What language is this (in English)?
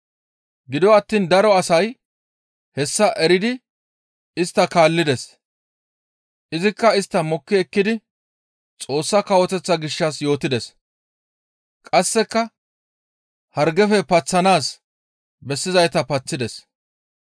Gamo